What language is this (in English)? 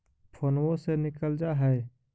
Magahi